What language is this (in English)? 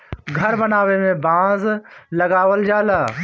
Bhojpuri